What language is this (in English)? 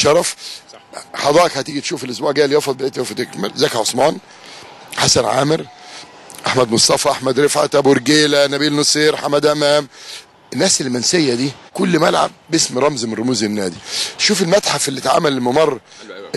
Arabic